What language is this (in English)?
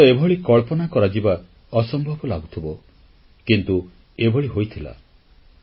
Odia